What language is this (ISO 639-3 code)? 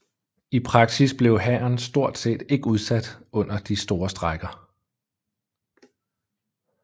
dan